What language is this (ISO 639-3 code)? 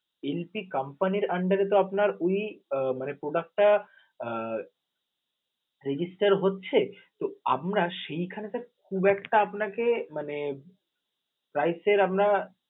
ben